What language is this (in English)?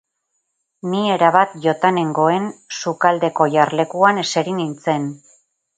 Basque